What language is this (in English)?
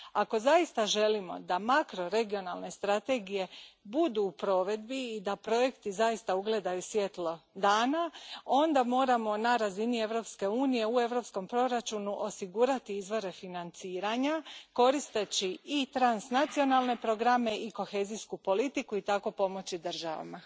Croatian